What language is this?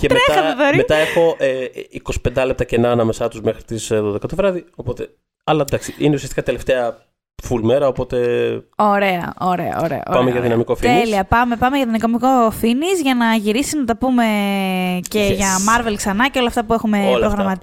Greek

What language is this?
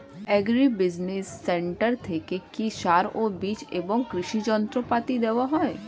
Bangla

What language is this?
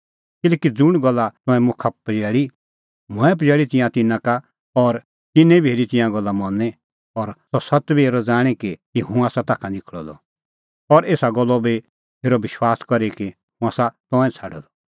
Kullu Pahari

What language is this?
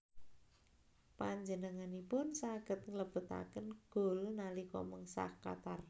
Javanese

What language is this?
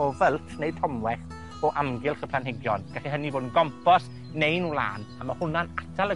Welsh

